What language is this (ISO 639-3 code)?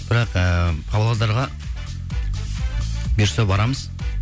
kaz